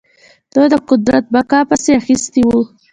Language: Pashto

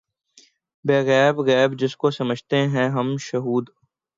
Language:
Urdu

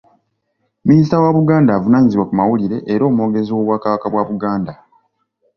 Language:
Ganda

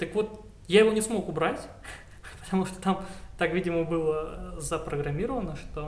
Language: Russian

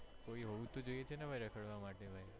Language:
Gujarati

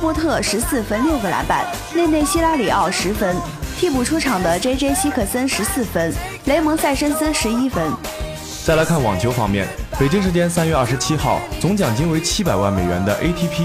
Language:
Chinese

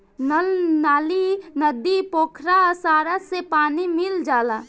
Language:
Bhojpuri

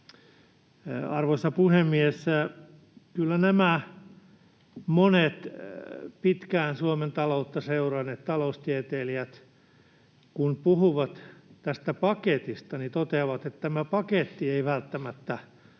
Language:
Finnish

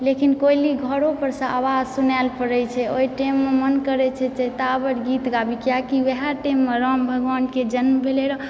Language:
Maithili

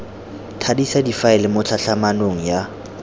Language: Tswana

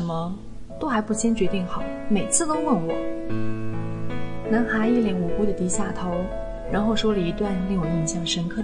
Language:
Chinese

